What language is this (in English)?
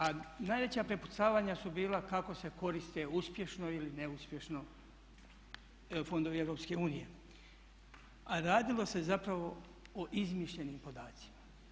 Croatian